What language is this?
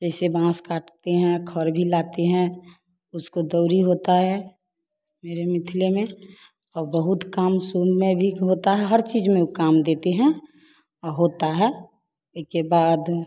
Hindi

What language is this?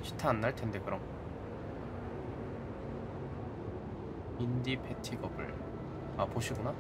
Korean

